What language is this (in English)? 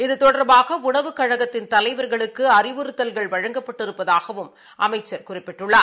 Tamil